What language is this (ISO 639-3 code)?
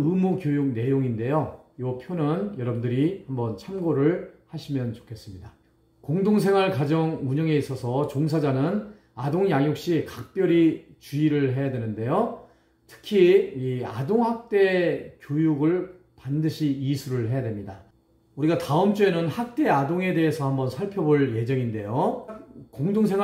kor